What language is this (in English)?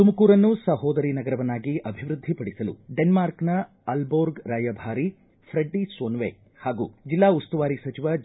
Kannada